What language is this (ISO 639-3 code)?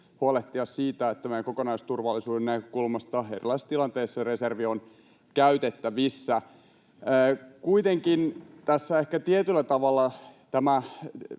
fin